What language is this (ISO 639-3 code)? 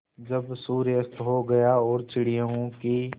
hin